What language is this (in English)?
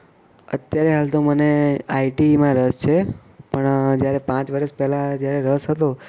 Gujarati